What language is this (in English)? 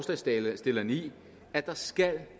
Danish